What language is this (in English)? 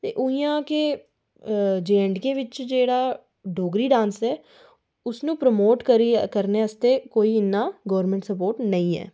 Dogri